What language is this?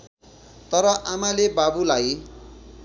Nepali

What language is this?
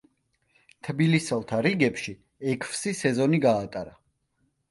Georgian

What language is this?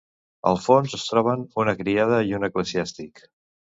Catalan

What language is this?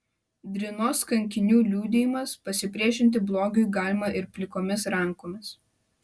Lithuanian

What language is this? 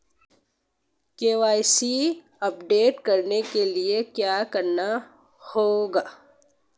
Hindi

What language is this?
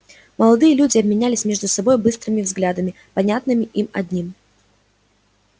Russian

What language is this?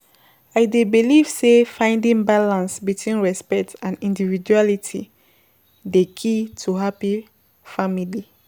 Nigerian Pidgin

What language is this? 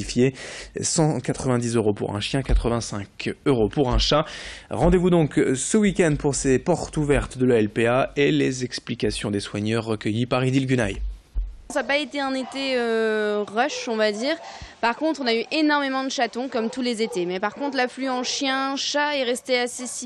French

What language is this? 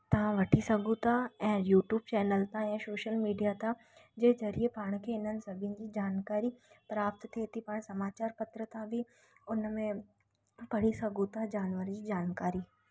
Sindhi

